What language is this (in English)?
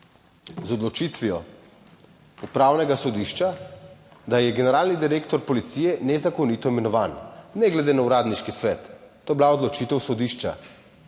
Slovenian